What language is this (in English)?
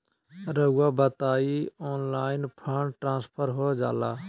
Magahi